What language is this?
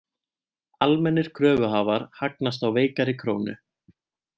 Icelandic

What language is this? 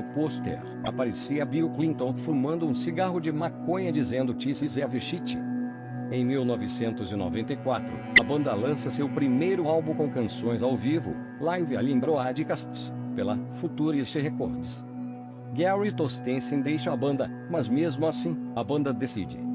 Portuguese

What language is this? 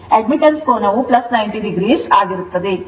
Kannada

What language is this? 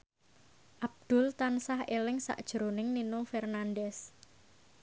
Javanese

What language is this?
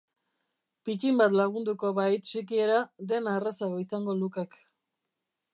Basque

